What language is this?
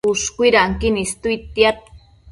Matsés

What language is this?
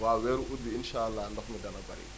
Wolof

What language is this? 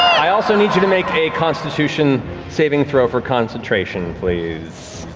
English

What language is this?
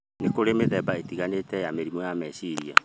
Kikuyu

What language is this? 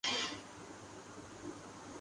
Urdu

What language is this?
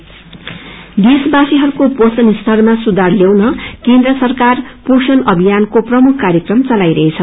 Nepali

